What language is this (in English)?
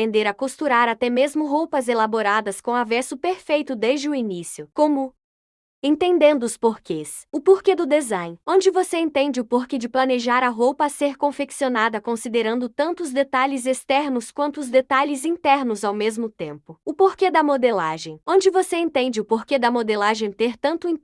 Portuguese